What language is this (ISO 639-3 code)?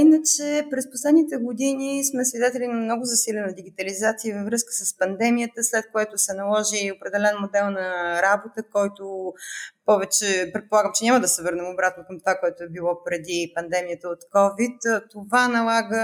bul